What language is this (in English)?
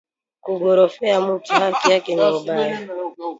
Swahili